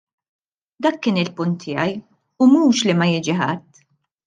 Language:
Maltese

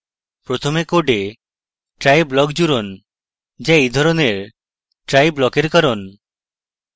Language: Bangla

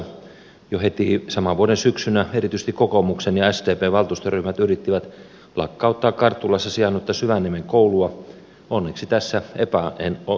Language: Finnish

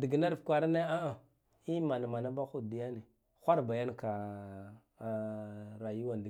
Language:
Guduf-Gava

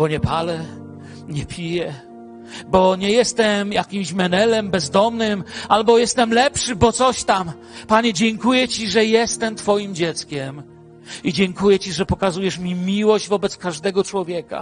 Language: Polish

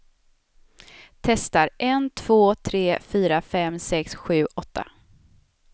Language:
Swedish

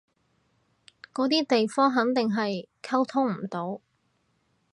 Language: Cantonese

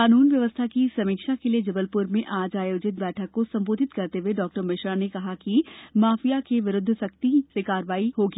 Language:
Hindi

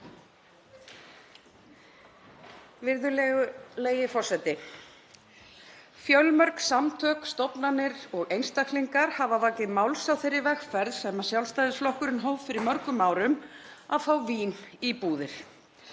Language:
Icelandic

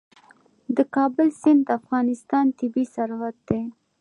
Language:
Pashto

